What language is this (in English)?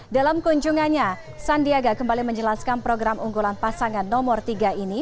Indonesian